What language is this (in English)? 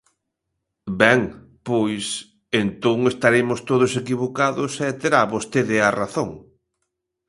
Galician